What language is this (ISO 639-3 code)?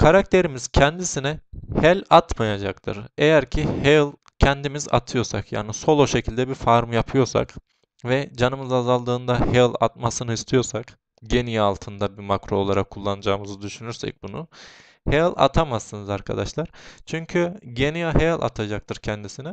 tur